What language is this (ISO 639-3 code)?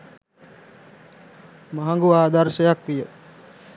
sin